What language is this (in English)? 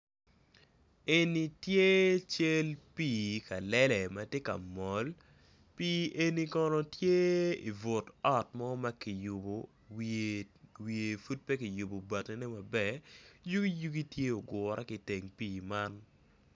Acoli